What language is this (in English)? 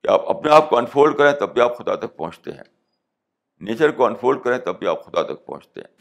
Urdu